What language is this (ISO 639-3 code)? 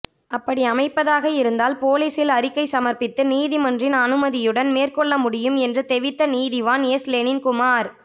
tam